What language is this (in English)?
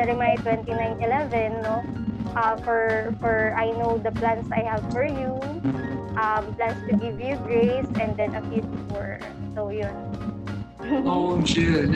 Filipino